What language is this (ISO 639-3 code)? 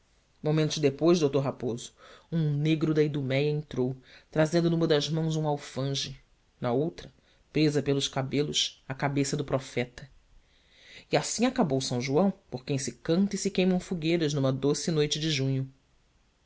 por